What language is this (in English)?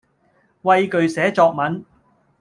Cantonese